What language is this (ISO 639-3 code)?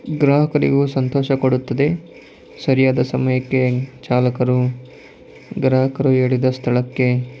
kan